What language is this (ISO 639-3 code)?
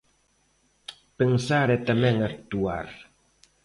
glg